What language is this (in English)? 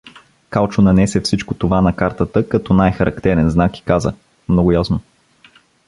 Bulgarian